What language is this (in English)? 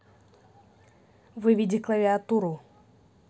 Russian